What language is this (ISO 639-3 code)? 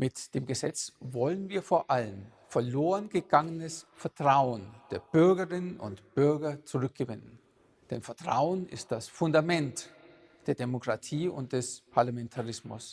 deu